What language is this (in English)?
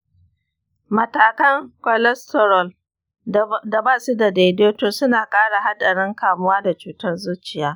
Hausa